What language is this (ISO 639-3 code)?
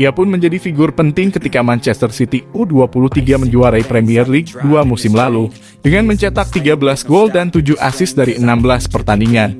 ind